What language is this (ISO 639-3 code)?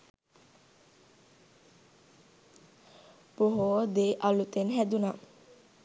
sin